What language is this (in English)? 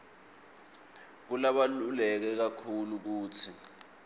Swati